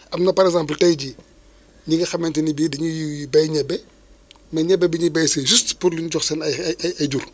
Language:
Wolof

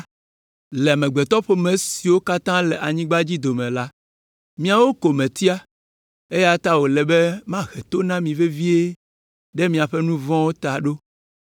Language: Ewe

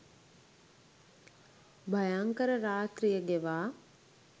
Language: Sinhala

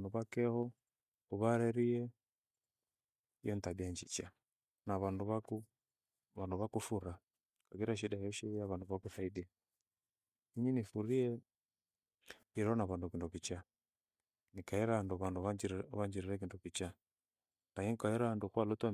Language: Gweno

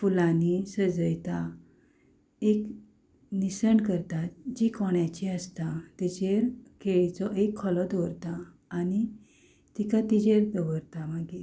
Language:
Konkani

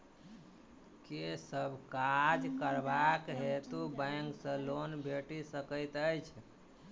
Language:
Maithili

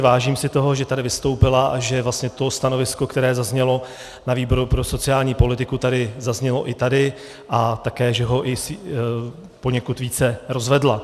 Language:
Czech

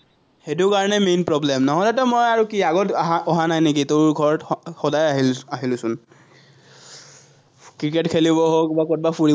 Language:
Assamese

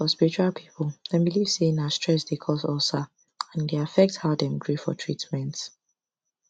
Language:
Nigerian Pidgin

